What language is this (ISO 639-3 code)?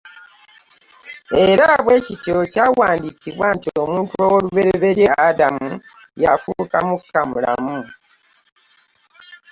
lug